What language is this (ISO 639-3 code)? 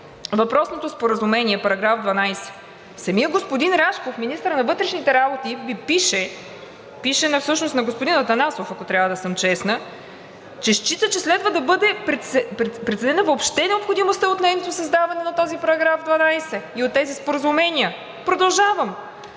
bul